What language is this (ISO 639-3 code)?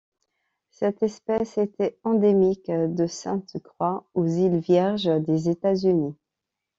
fra